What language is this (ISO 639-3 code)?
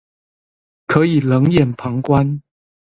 zho